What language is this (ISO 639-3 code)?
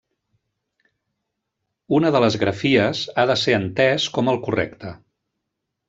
cat